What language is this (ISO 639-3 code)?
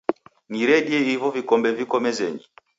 dav